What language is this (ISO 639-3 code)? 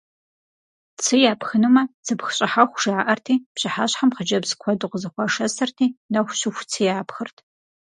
kbd